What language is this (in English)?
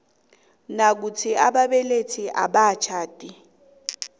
South Ndebele